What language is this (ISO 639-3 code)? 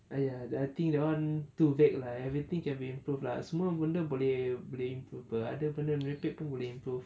eng